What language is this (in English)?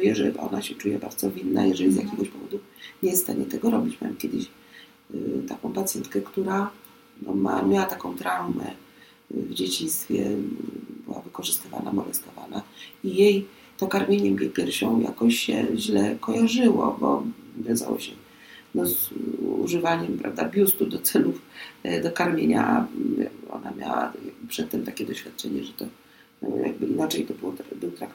Polish